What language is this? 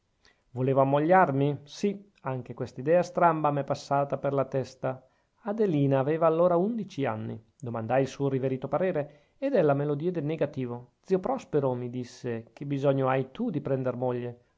Italian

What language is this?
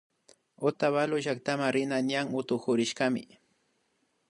Imbabura Highland Quichua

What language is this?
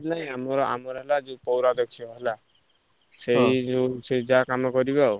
Odia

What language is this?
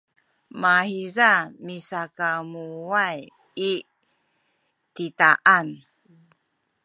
Sakizaya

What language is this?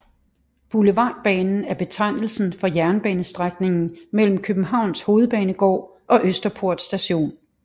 Danish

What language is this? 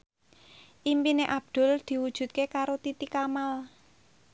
Javanese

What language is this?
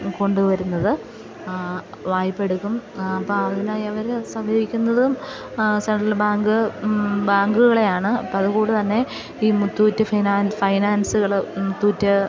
Malayalam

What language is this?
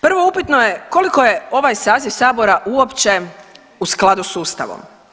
Croatian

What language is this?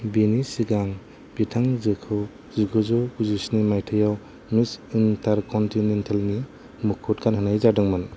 Bodo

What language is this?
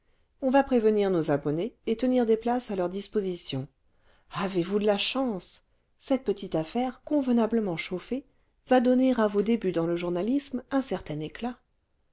French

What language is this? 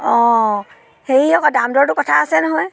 Assamese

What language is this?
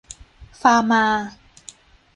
Thai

